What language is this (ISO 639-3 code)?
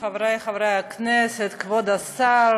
heb